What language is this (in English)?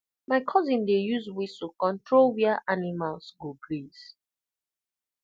Nigerian Pidgin